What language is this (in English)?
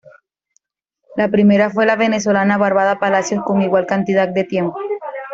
Spanish